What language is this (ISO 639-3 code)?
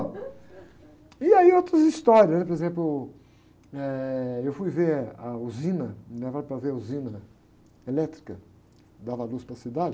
por